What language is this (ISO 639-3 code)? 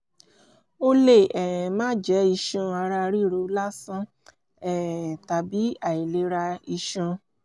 yor